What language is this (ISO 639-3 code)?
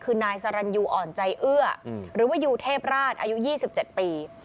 tha